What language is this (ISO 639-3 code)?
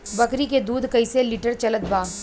bho